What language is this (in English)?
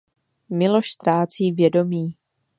Czech